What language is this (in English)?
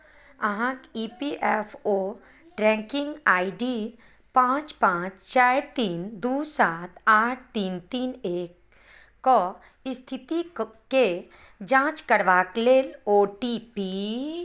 Maithili